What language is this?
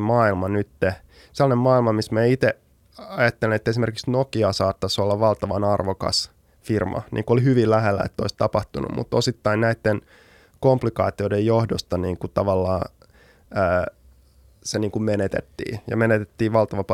Finnish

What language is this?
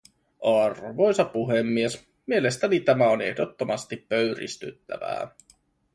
Finnish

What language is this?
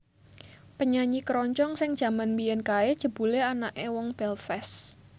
Javanese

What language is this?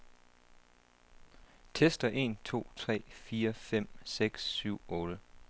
Danish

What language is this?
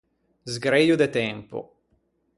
Ligurian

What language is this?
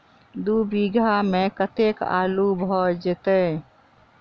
Maithili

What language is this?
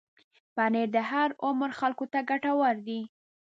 Pashto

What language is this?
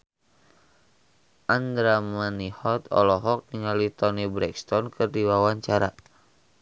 Sundanese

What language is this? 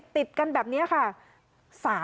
Thai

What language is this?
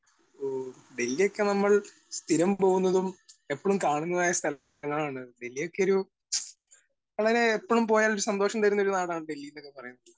Malayalam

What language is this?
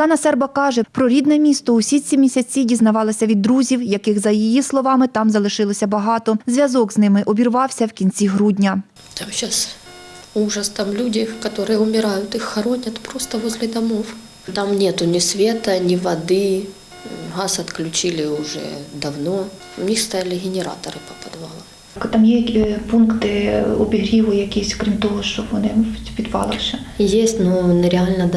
Ukrainian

